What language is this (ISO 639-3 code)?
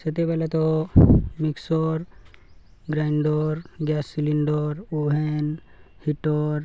ori